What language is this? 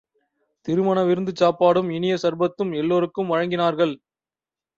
Tamil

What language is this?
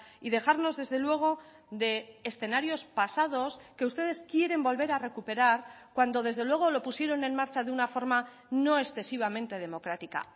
Spanish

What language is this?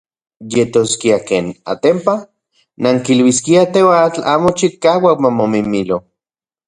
Central Puebla Nahuatl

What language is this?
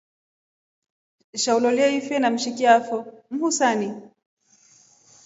Rombo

